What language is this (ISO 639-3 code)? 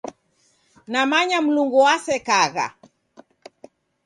dav